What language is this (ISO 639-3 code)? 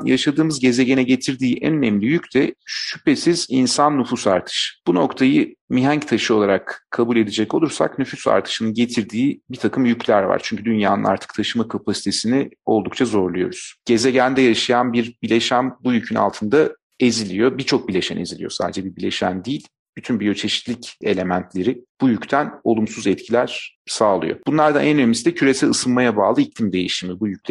tur